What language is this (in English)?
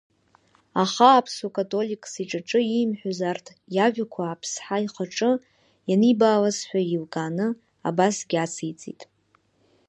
Abkhazian